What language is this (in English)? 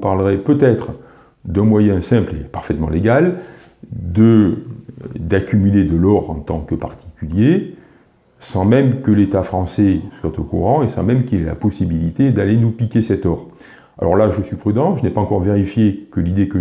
French